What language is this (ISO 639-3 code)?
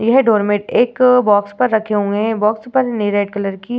hin